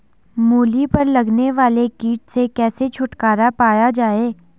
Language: Hindi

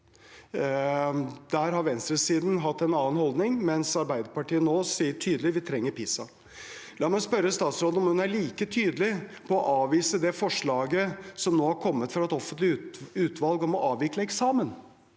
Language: Norwegian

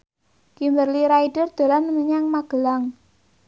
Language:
Javanese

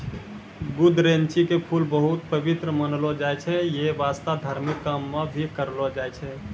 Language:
Maithili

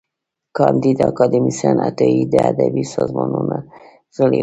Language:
Pashto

